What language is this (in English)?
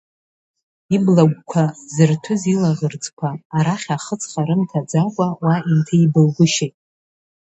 Abkhazian